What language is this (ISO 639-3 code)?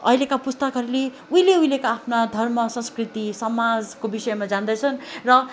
nep